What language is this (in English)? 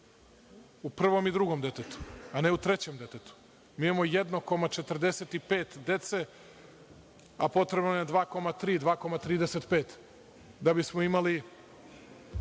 Serbian